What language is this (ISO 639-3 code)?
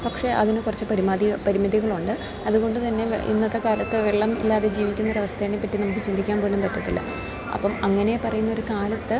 mal